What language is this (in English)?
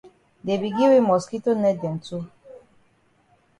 Cameroon Pidgin